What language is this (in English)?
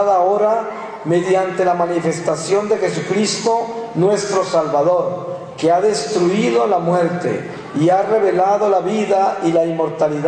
Spanish